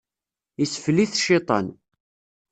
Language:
Kabyle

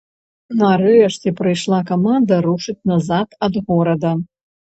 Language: Belarusian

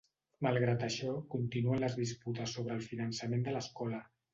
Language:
Catalan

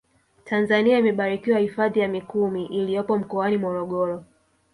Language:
Swahili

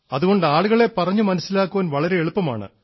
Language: Malayalam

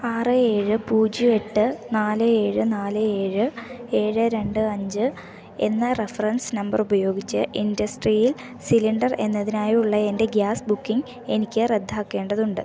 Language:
Malayalam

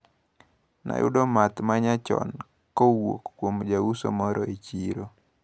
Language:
Luo (Kenya and Tanzania)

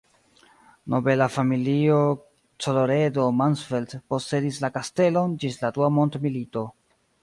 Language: Esperanto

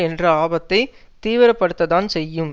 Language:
Tamil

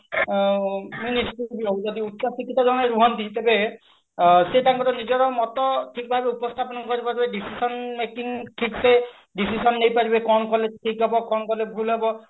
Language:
Odia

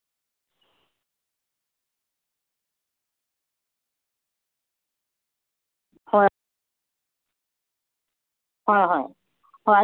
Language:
Manipuri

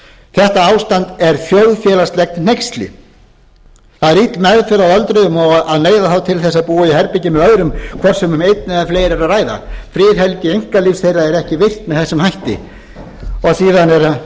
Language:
Icelandic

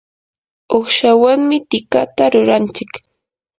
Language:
Yanahuanca Pasco Quechua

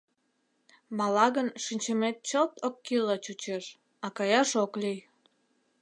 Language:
Mari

